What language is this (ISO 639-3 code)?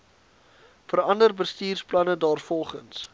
afr